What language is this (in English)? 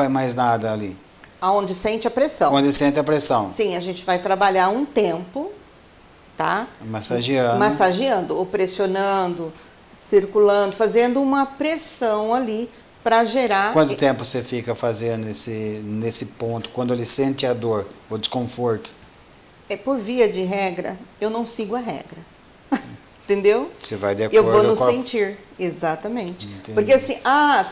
Portuguese